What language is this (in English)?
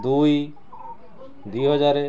Odia